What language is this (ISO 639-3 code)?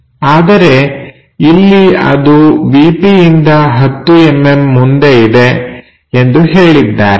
kan